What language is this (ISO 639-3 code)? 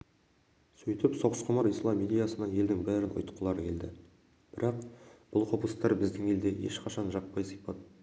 kaz